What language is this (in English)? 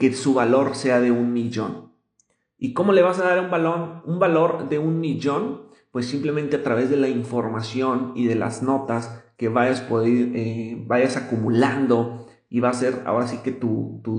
Spanish